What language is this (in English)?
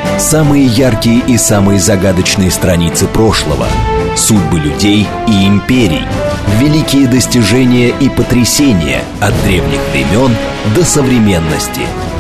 Russian